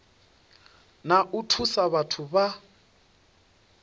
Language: Venda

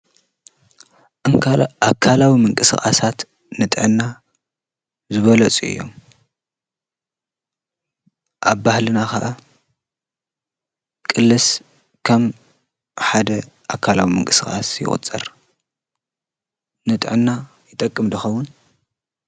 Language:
Tigrinya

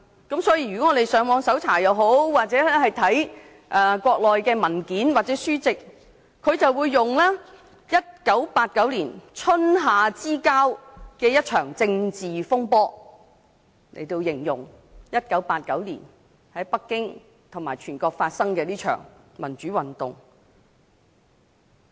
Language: Cantonese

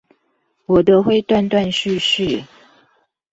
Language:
Chinese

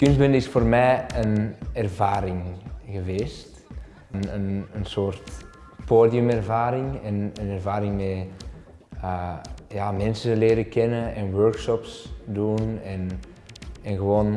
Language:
Dutch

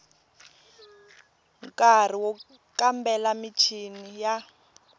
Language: Tsonga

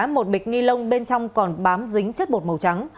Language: Vietnamese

